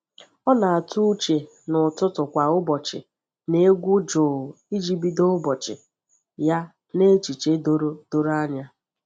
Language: Igbo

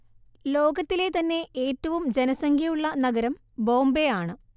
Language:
Malayalam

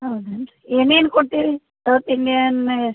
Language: Kannada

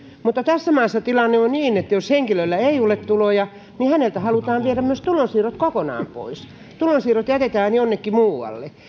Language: Finnish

